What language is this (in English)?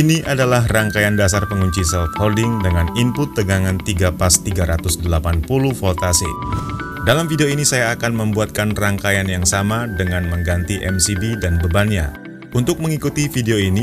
Indonesian